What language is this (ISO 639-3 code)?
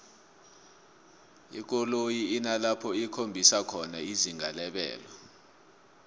nbl